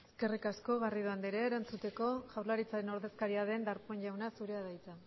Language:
Basque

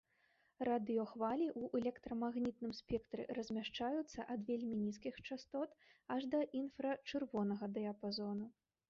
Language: Belarusian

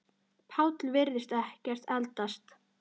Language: Icelandic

